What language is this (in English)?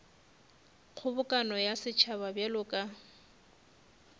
Northern Sotho